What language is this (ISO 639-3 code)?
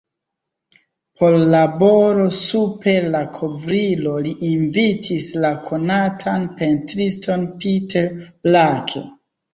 epo